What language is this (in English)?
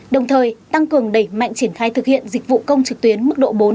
Vietnamese